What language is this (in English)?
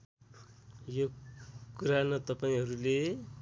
Nepali